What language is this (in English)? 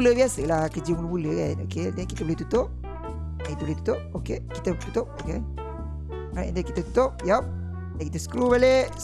Malay